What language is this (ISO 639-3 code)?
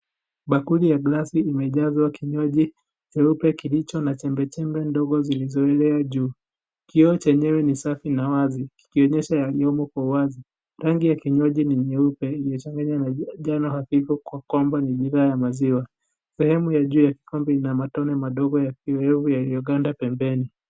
swa